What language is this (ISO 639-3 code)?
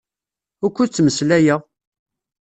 kab